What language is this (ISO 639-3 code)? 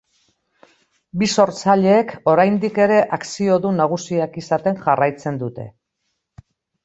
eus